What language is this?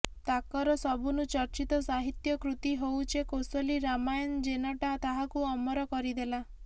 Odia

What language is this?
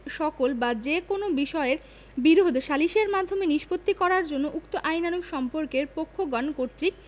Bangla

